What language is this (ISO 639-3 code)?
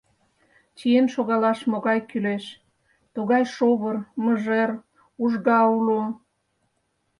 chm